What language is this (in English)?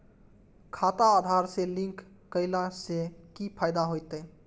Maithili